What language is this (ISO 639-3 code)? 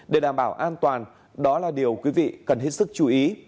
vie